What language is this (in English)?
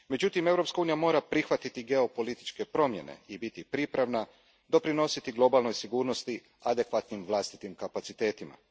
Croatian